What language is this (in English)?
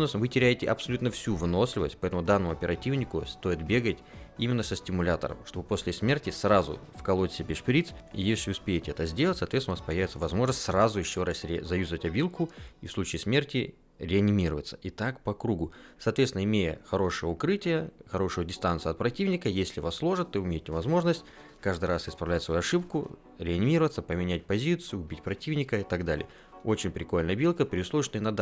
Russian